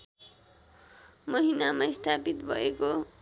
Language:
Nepali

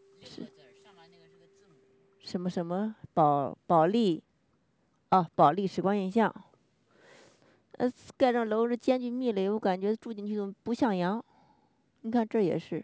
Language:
Chinese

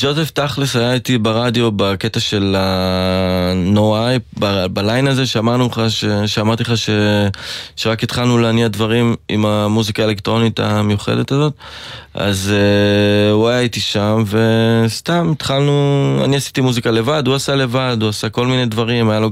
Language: Hebrew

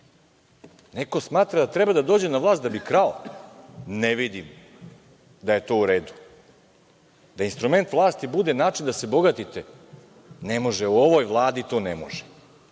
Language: Serbian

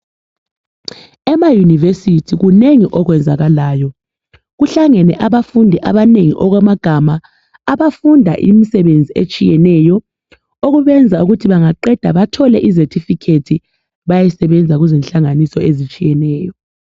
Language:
North Ndebele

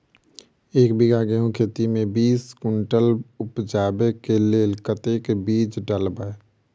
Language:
Maithili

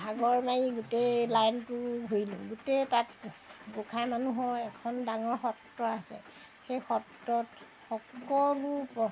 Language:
Assamese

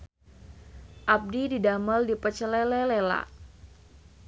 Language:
Sundanese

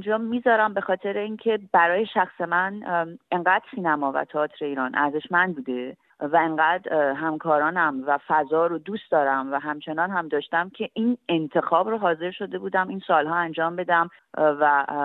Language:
Persian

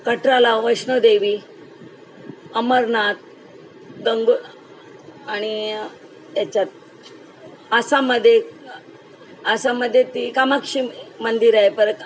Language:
Marathi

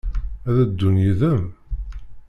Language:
Kabyle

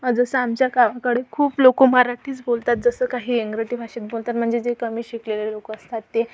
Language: Marathi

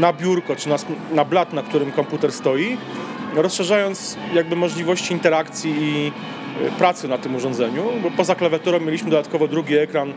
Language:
Polish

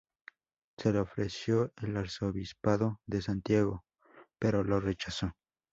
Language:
Spanish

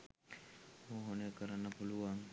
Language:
Sinhala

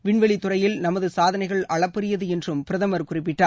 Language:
Tamil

